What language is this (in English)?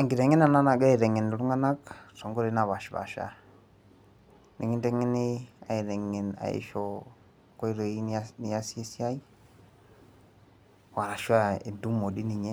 Masai